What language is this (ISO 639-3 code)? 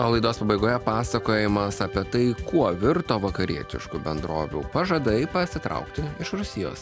lit